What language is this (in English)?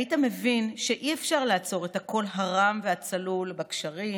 Hebrew